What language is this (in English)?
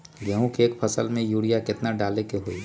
Magahi